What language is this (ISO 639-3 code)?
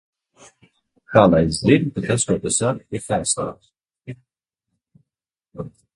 lav